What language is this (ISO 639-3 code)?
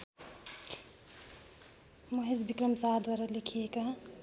nep